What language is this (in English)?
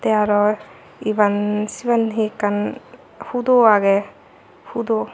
Chakma